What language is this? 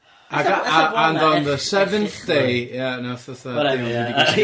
Welsh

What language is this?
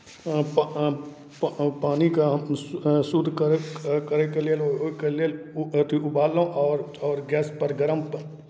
Maithili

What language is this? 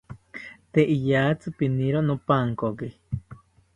South Ucayali Ashéninka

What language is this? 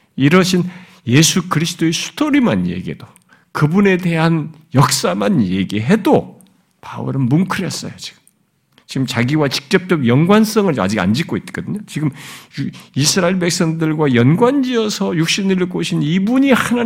Korean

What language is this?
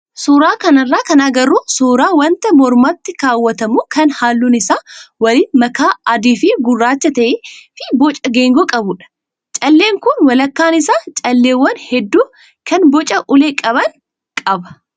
Oromo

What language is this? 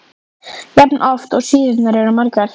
Icelandic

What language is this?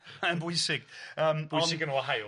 Welsh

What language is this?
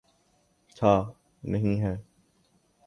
Urdu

